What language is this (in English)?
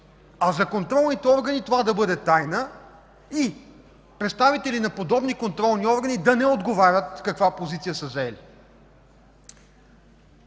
Bulgarian